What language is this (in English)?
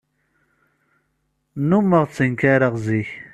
Kabyle